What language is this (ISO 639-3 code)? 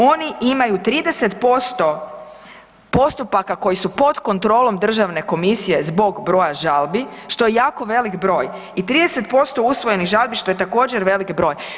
hrv